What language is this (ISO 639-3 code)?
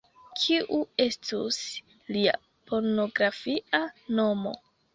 epo